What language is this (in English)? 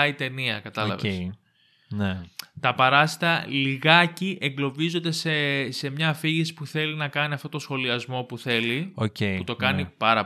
Greek